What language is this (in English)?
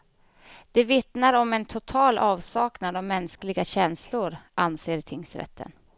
Swedish